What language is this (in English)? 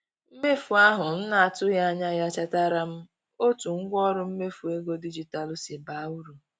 Igbo